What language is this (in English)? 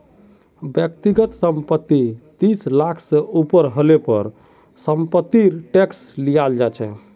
Magahi